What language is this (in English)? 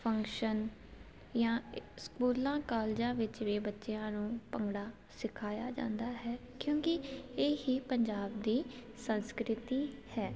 Punjabi